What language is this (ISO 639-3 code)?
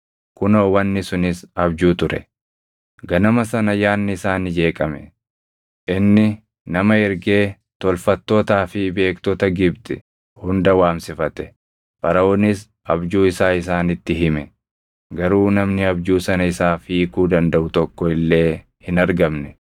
orm